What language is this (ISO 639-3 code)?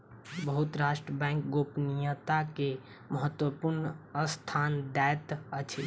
mai